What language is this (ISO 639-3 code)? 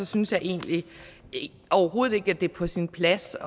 dan